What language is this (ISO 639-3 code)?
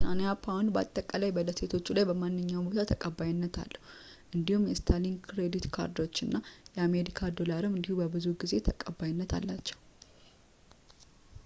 amh